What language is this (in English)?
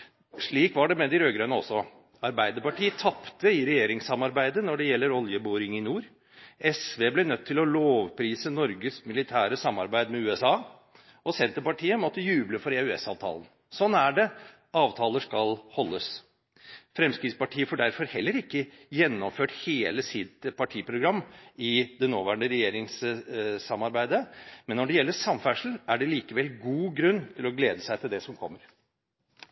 Norwegian Bokmål